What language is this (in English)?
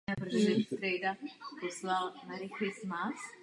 Czech